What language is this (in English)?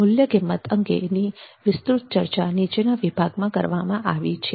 Gujarati